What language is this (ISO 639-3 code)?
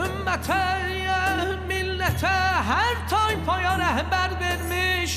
tur